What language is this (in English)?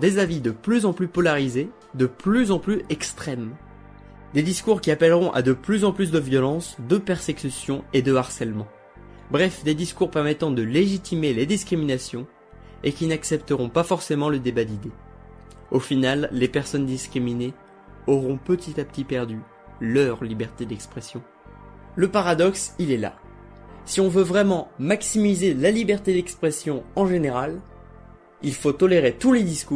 French